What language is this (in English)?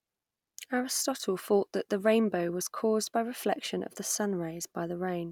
English